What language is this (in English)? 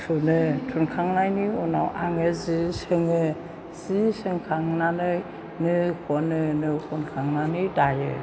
Bodo